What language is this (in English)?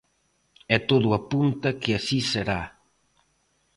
Galician